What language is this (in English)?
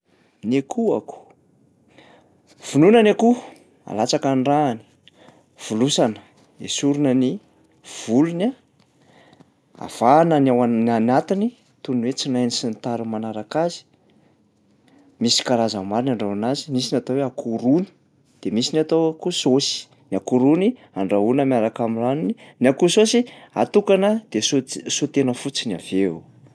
Malagasy